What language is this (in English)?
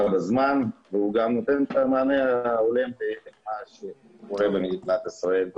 Hebrew